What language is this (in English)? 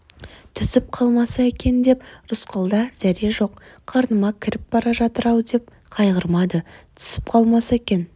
Kazakh